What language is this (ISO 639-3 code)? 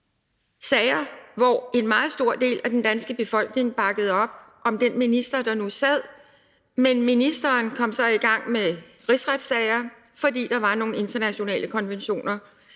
dan